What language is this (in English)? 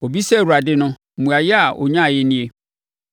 Akan